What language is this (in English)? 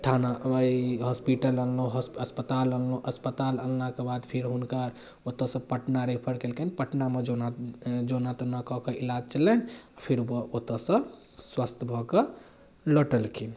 Maithili